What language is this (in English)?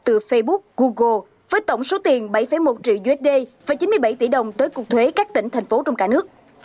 Vietnamese